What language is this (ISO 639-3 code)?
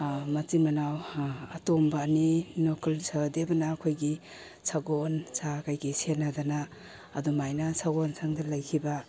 mni